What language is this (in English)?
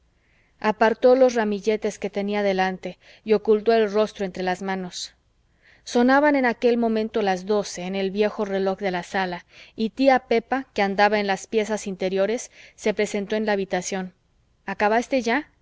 Spanish